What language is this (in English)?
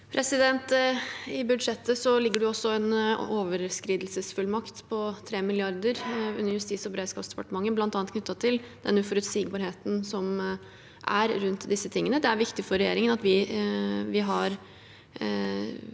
Norwegian